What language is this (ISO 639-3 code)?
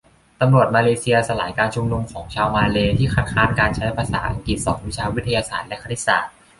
tha